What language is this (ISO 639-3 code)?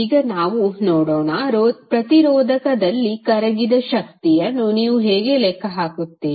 kan